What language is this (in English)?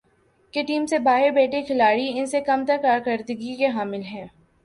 Urdu